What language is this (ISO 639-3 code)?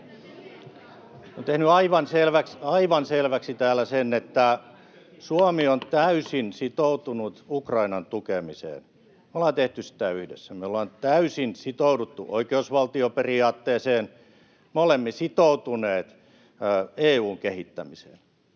fin